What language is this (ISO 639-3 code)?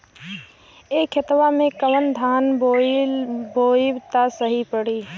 bho